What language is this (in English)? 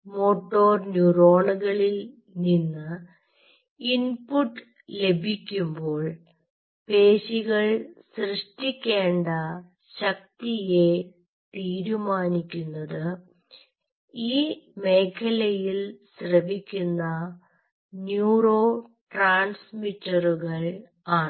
Malayalam